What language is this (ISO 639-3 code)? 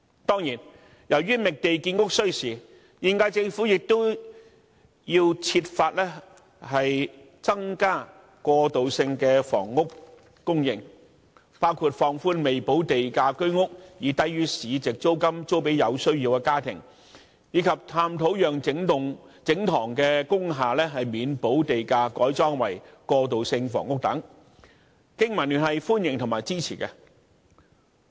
yue